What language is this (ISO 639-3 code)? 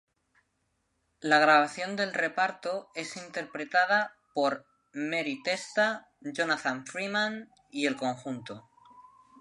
spa